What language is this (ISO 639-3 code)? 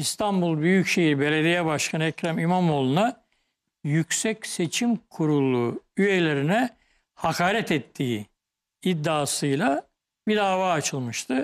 tur